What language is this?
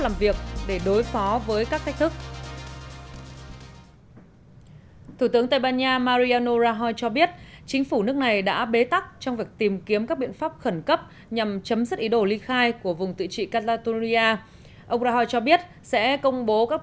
Vietnamese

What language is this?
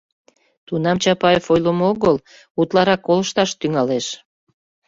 Mari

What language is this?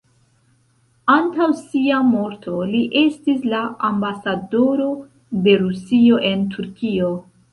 Esperanto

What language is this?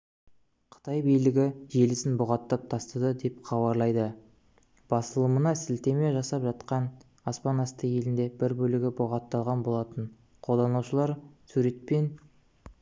Kazakh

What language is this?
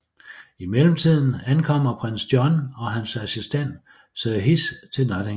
Danish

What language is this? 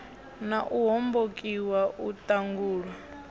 Venda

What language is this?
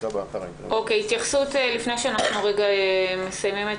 Hebrew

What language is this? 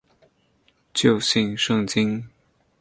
Chinese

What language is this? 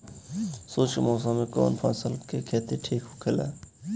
Bhojpuri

